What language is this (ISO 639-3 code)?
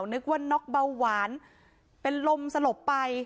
tha